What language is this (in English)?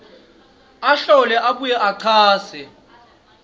Swati